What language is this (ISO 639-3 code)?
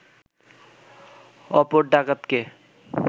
ben